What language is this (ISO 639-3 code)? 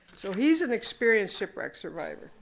eng